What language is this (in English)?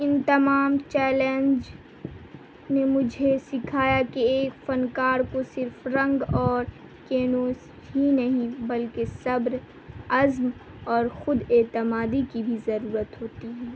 Urdu